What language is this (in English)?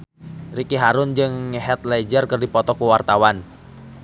Sundanese